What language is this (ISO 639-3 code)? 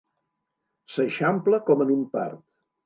cat